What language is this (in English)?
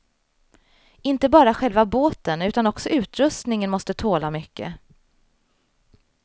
Swedish